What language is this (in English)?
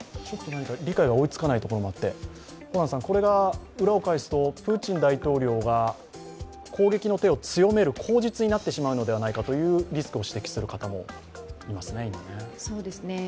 Japanese